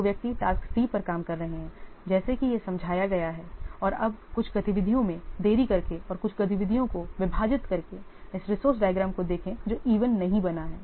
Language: Hindi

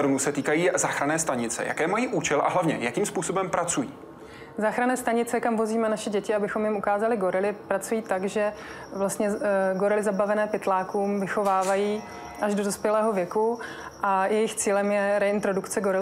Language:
Czech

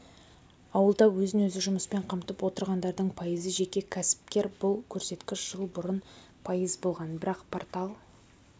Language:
Kazakh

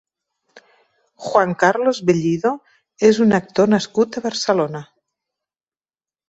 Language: Catalan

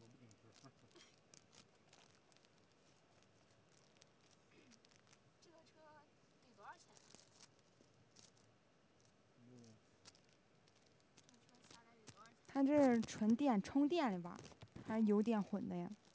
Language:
Chinese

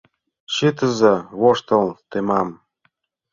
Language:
Mari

